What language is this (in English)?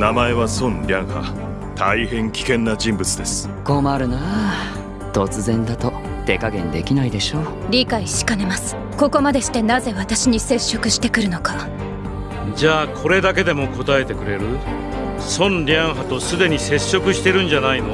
Japanese